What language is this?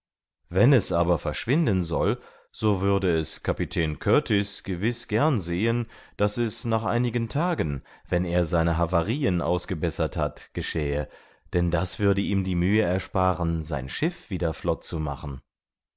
German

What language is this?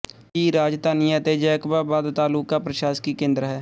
Punjabi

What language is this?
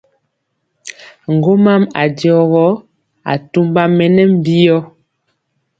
Mpiemo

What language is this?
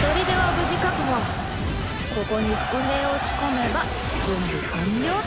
Japanese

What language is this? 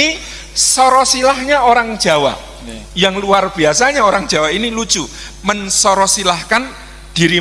Indonesian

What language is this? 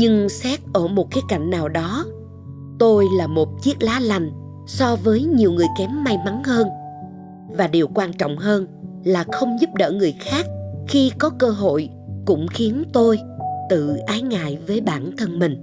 Vietnamese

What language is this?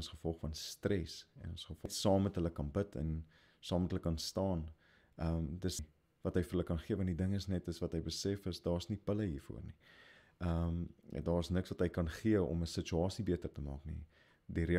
Dutch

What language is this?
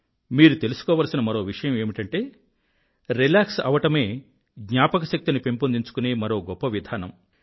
Telugu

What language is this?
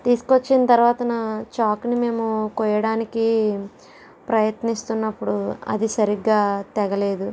Telugu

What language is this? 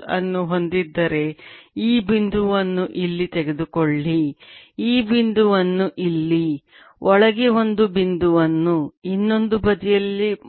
Kannada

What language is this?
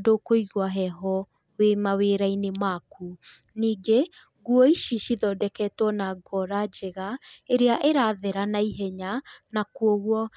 Kikuyu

